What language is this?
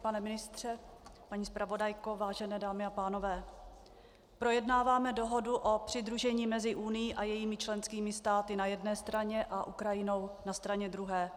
Czech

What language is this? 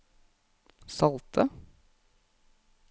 Norwegian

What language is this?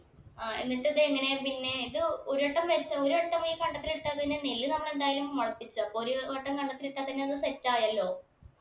Malayalam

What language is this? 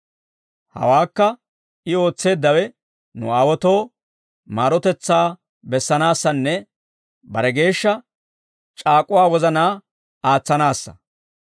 Dawro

